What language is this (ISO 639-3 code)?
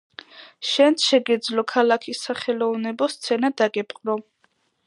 kat